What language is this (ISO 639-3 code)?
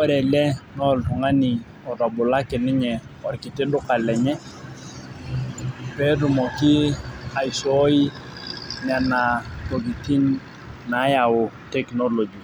mas